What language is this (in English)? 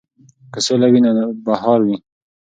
Pashto